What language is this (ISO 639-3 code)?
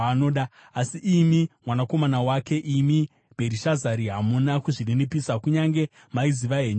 sna